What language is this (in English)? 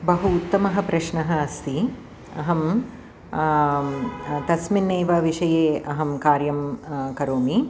Sanskrit